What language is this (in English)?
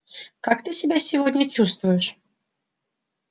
Russian